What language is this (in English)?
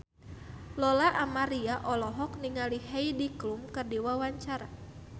Sundanese